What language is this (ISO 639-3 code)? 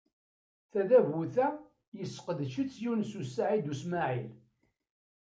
kab